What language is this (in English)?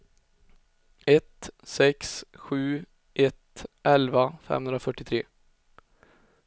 Swedish